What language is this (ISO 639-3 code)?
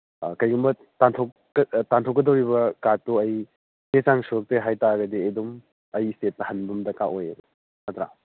mni